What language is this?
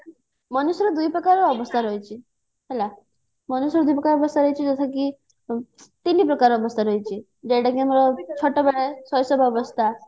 Odia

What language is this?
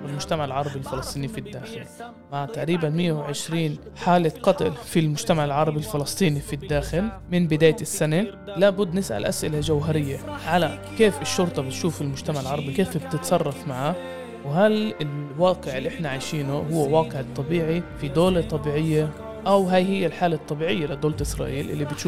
Arabic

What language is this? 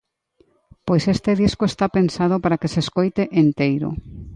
Galician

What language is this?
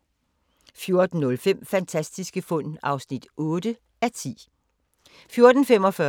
Danish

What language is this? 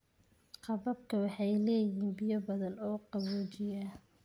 Somali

